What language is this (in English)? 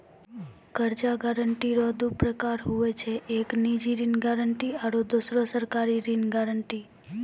Maithili